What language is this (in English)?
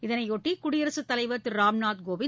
Tamil